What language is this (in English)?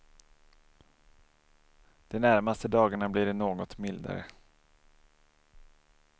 Swedish